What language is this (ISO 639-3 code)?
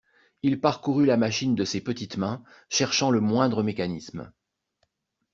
fra